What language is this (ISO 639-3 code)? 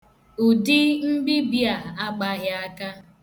ibo